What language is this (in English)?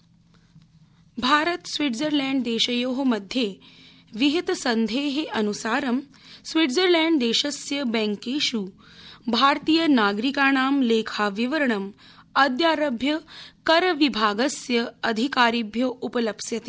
Sanskrit